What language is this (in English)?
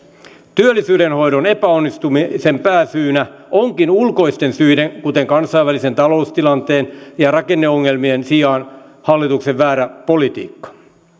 Finnish